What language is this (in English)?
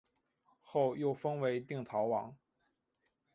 Chinese